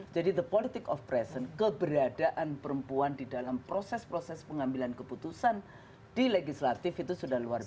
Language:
Indonesian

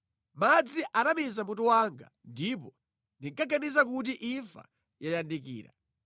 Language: Nyanja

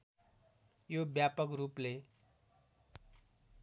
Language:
Nepali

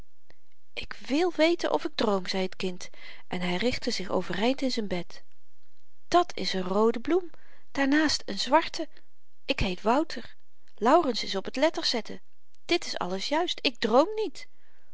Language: Dutch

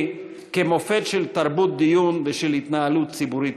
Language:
Hebrew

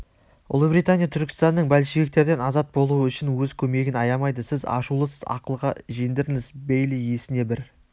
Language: Kazakh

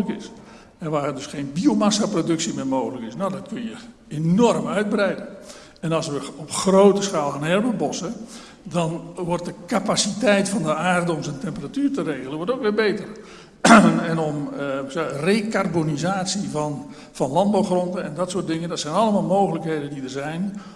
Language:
Dutch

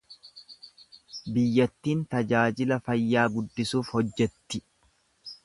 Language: Oromo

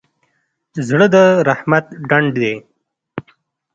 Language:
Pashto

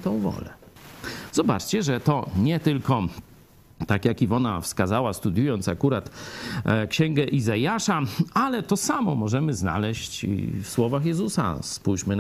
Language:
Polish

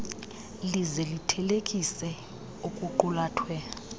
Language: Xhosa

